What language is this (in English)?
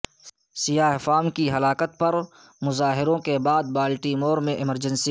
Urdu